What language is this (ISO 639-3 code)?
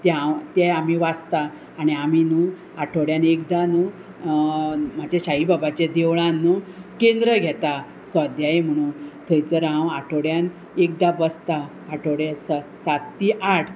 kok